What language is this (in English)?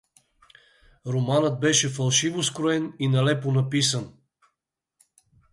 Bulgarian